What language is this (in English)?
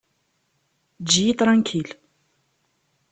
Kabyle